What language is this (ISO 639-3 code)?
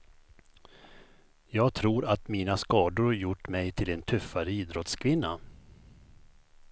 swe